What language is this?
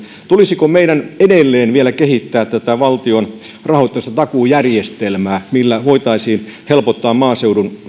Finnish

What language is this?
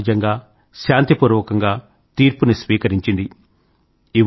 Telugu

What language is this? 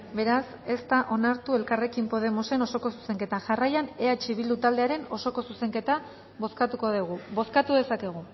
Basque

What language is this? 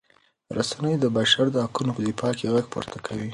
Pashto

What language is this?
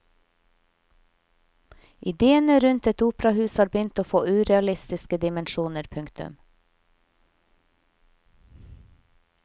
Norwegian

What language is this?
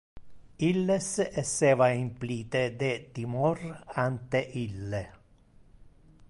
Interlingua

